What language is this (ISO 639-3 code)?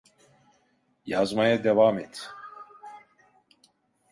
tur